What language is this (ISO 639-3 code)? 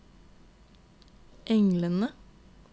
nor